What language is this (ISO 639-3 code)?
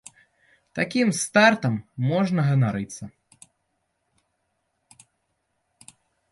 bel